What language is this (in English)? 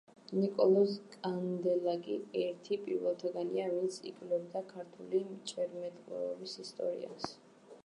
Georgian